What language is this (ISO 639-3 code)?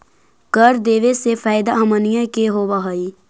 mag